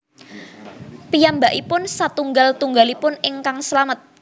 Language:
Javanese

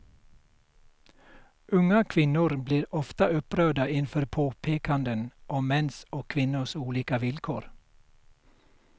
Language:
Swedish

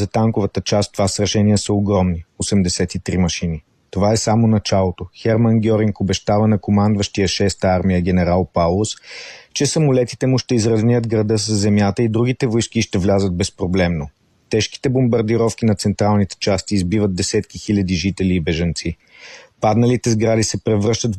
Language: Bulgarian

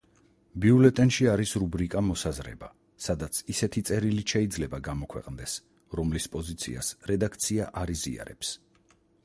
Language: Georgian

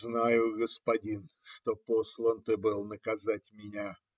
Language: Russian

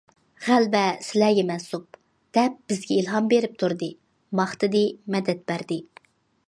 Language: Uyghur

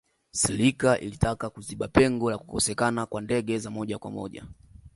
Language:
Swahili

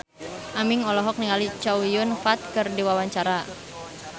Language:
Sundanese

